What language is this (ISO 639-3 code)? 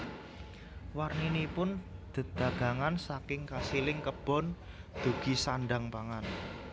jav